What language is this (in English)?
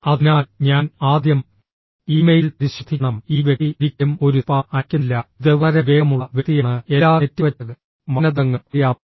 Malayalam